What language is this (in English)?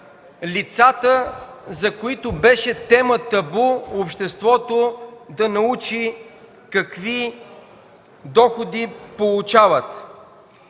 Bulgarian